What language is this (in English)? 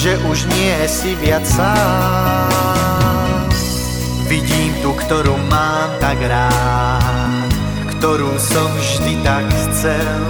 Croatian